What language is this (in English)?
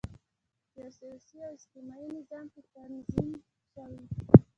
Pashto